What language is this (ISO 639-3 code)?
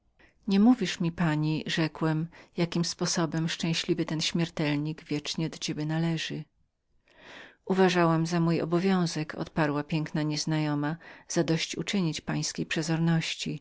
pol